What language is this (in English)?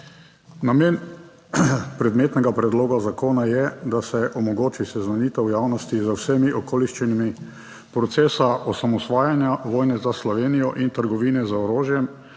Slovenian